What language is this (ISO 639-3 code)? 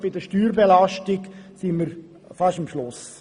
gsw